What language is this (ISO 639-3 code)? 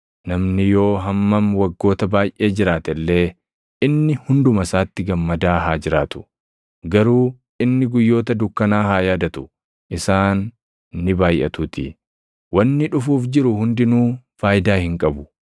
orm